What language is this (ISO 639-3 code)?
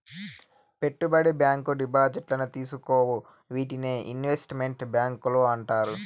tel